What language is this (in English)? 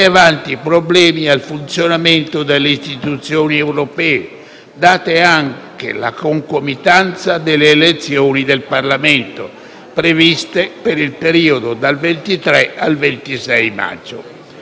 Italian